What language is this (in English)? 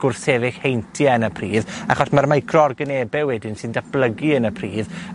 Welsh